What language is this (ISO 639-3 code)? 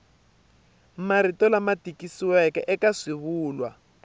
tso